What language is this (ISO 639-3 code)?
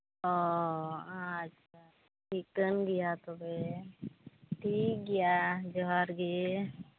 sat